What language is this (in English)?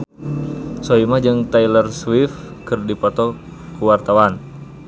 Sundanese